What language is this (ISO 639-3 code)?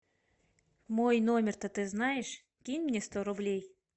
rus